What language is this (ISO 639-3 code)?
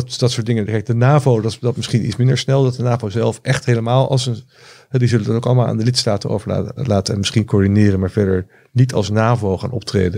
nld